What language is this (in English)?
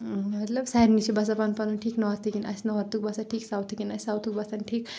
Kashmiri